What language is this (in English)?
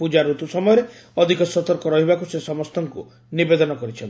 Odia